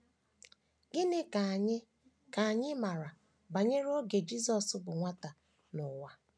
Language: Igbo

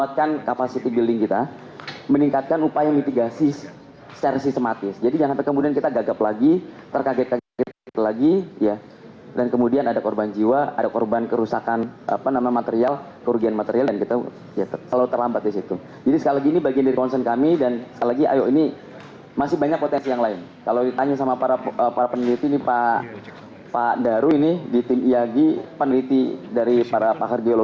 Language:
Indonesian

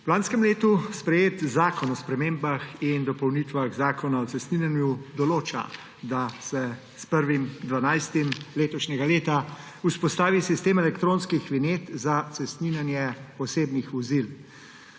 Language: Slovenian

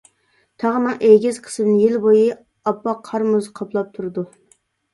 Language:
Uyghur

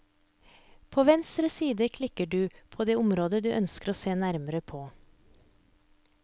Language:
Norwegian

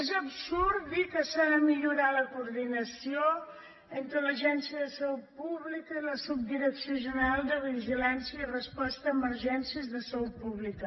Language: Catalan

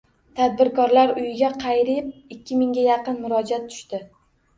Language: Uzbek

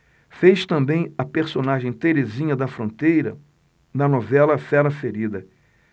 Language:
Portuguese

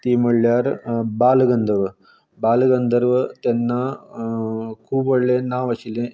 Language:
Konkani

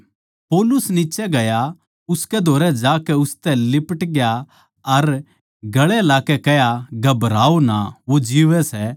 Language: Haryanvi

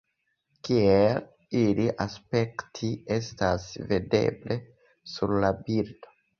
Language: Esperanto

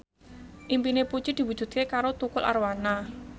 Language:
Javanese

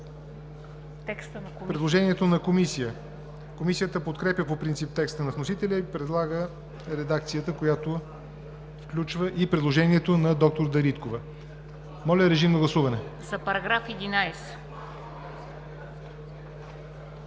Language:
Bulgarian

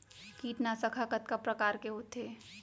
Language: Chhattisgarhi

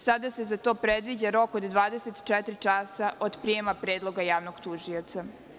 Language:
Serbian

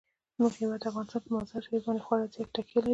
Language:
Pashto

